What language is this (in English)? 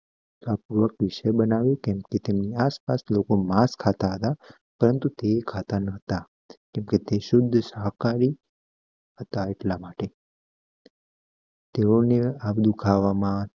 Gujarati